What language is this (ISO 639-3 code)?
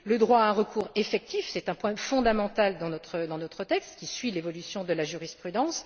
fra